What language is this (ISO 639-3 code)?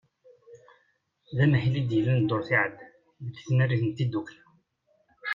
kab